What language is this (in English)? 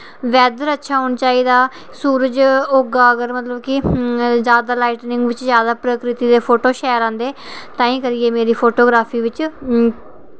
Dogri